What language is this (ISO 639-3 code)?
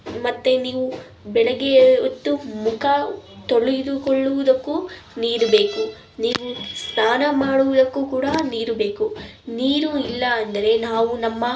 kan